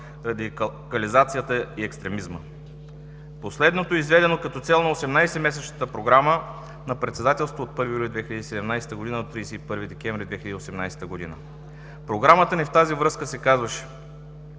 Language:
Bulgarian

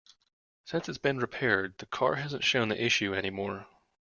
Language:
English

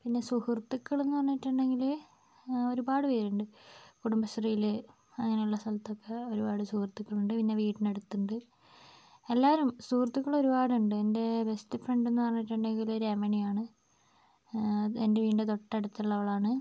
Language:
Malayalam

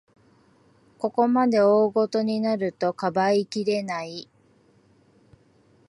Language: Japanese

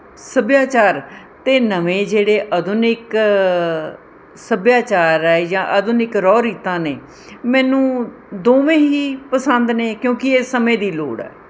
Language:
Punjabi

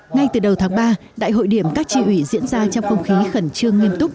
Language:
Vietnamese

